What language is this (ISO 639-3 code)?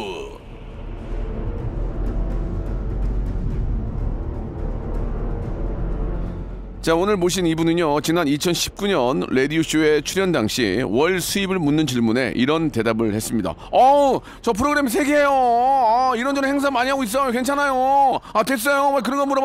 kor